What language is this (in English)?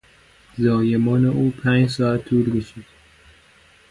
Persian